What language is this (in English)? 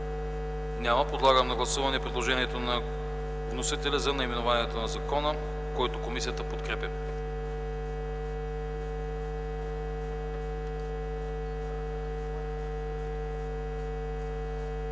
Bulgarian